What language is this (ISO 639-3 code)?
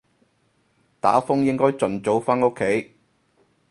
yue